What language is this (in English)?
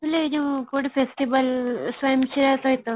Odia